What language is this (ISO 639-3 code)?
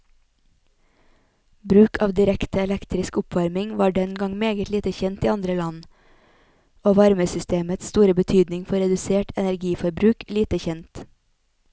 nor